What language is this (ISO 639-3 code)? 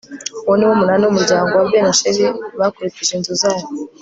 kin